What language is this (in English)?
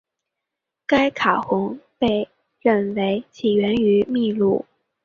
Chinese